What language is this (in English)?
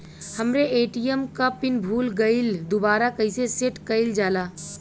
Bhojpuri